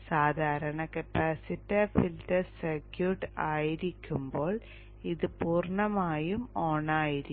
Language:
Malayalam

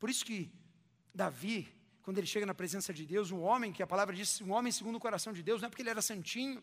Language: Portuguese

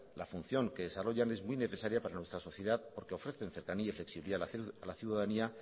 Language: Spanish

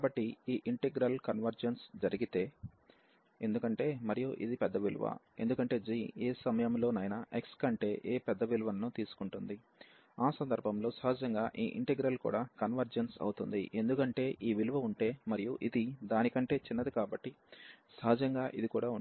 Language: Telugu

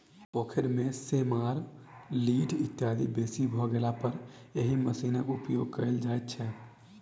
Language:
Maithili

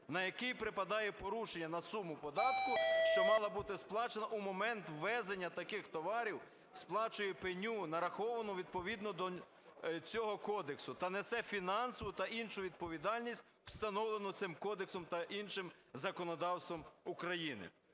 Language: Ukrainian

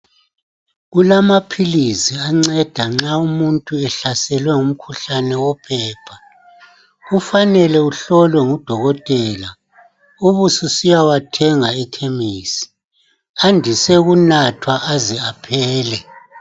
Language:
North Ndebele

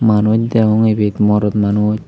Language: Chakma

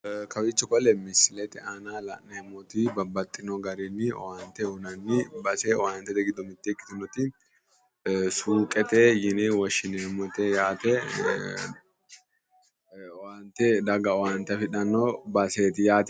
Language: Sidamo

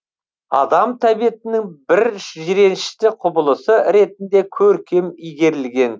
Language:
Kazakh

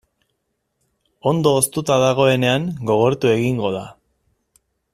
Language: Basque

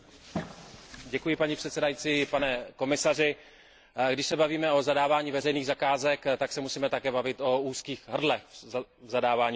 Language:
Czech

